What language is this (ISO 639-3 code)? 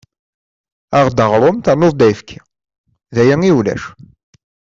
kab